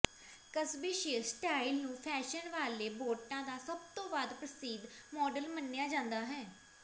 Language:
Punjabi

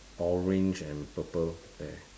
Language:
English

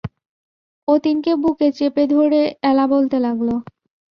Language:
Bangla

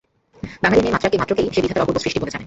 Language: Bangla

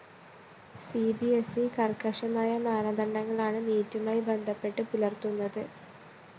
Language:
Malayalam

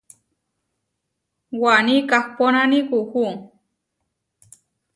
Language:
Huarijio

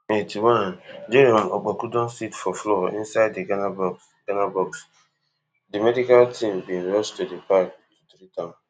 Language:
Nigerian Pidgin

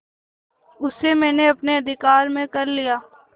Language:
Hindi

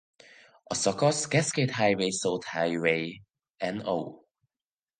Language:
Hungarian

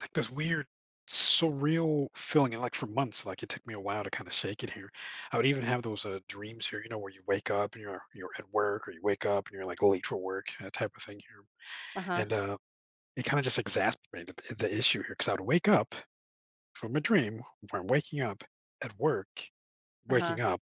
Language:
English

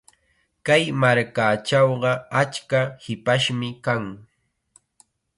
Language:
Chiquián Ancash Quechua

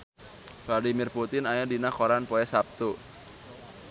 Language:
Sundanese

